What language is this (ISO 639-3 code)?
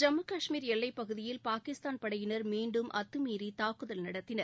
tam